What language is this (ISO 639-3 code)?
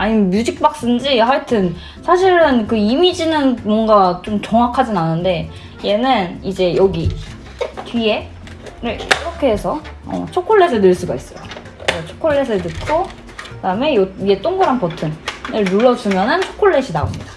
kor